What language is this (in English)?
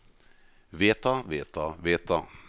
Norwegian